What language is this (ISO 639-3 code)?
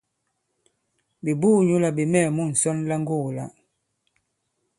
abb